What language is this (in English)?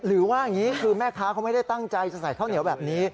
Thai